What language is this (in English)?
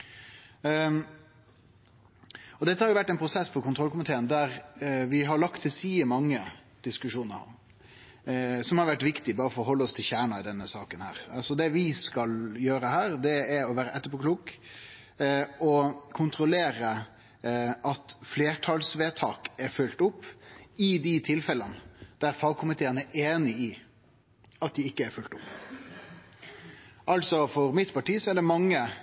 Norwegian Nynorsk